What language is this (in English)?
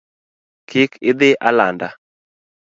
Luo (Kenya and Tanzania)